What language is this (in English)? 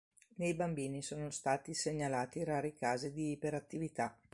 Italian